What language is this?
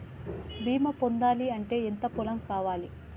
Telugu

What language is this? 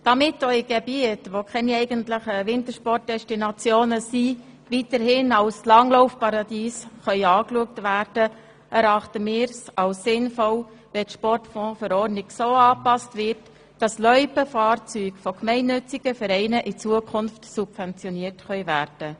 Swiss German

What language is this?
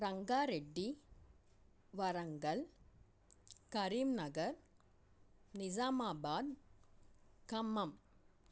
Telugu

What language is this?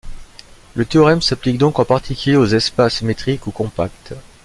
French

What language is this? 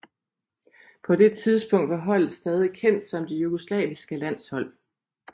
Danish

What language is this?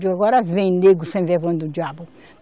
Portuguese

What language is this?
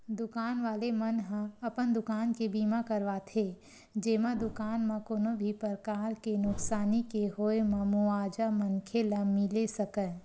Chhattisgarhi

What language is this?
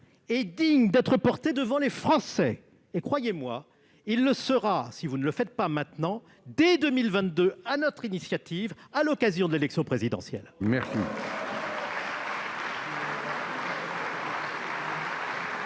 French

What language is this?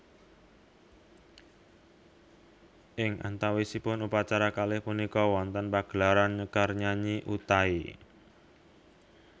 Javanese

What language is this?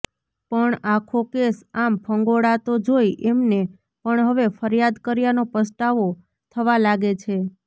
Gujarati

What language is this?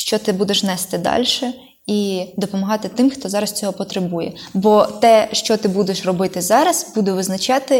Ukrainian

